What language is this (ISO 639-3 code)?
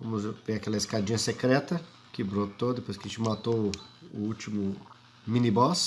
por